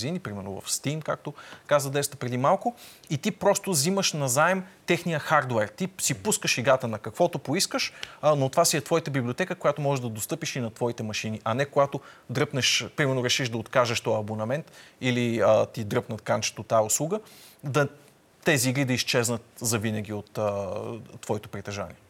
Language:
Bulgarian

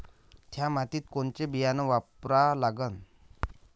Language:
Marathi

